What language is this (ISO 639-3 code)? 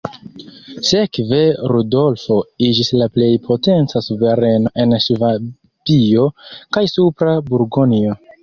epo